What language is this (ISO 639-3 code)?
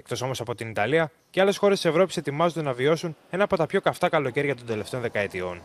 ell